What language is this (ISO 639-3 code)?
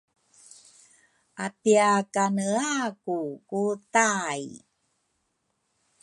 dru